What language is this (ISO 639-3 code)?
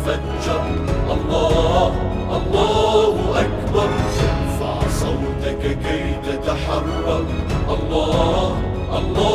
ara